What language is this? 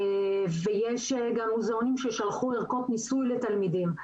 Hebrew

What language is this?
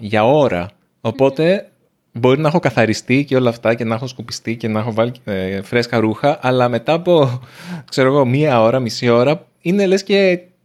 Greek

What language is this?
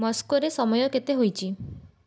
Odia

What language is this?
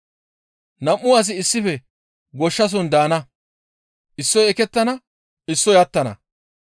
Gamo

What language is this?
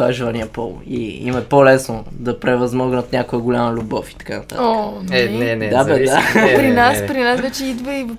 Bulgarian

